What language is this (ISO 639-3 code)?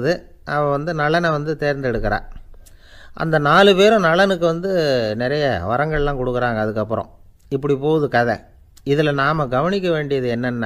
tam